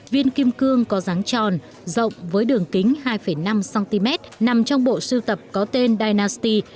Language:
Vietnamese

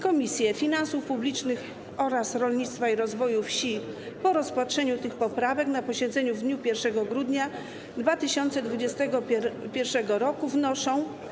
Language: Polish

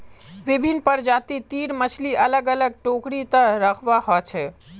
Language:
Magahi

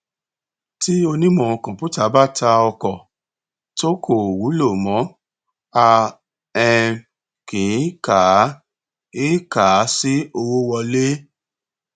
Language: Yoruba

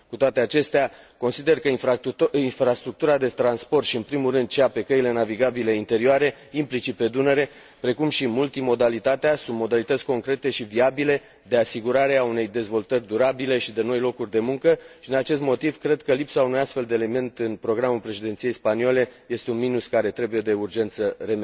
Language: Romanian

